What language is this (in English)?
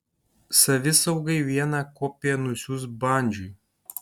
Lithuanian